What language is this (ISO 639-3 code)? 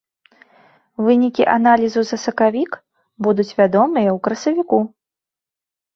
bel